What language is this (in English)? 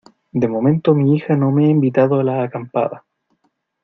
Spanish